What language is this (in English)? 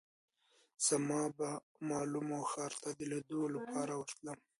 Pashto